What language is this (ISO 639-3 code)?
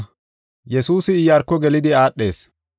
gof